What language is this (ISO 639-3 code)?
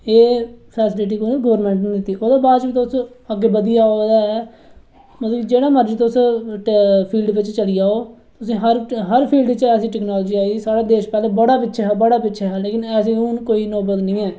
doi